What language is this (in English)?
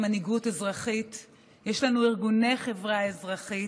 Hebrew